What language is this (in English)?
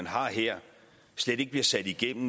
Danish